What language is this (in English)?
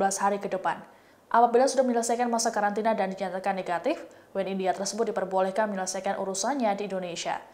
Indonesian